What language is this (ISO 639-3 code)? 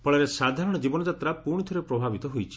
ori